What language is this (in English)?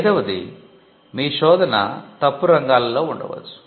Telugu